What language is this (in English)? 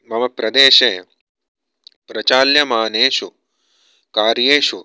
Sanskrit